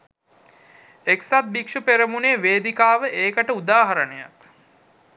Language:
Sinhala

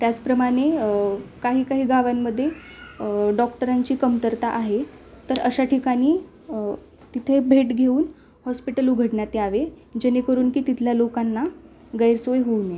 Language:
Marathi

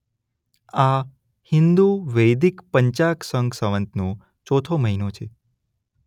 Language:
Gujarati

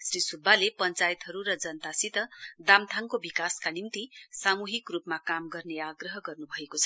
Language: Nepali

